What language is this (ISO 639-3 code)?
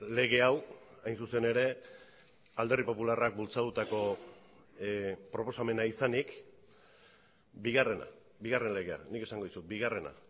eus